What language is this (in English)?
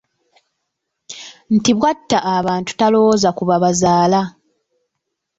Ganda